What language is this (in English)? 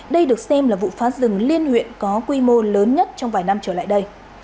Vietnamese